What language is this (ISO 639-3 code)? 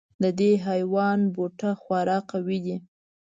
pus